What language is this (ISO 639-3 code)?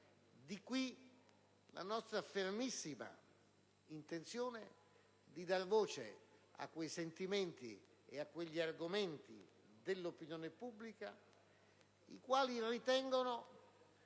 ita